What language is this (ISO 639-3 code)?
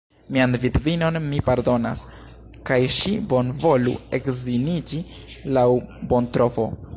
epo